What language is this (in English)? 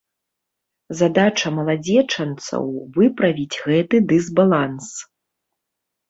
Belarusian